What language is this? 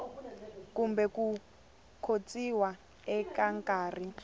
Tsonga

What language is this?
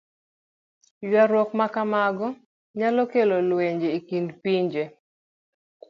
Luo (Kenya and Tanzania)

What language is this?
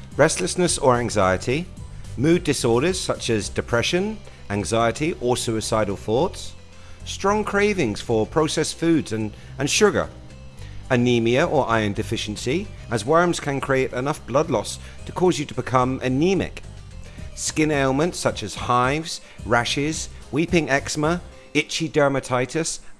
English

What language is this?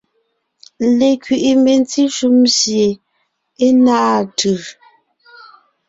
Ngiemboon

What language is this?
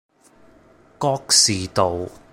Cantonese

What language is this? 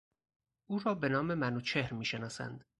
Persian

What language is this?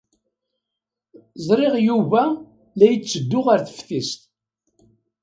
Kabyle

